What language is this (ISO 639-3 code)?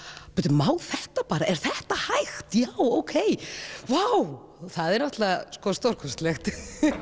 isl